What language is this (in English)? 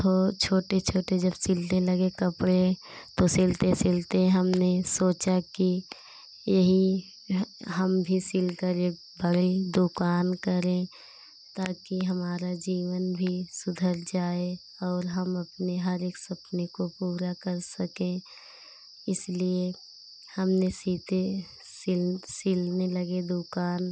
Hindi